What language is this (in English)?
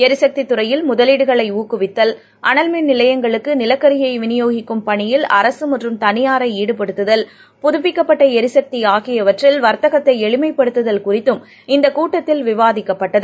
Tamil